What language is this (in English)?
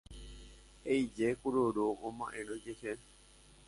Guarani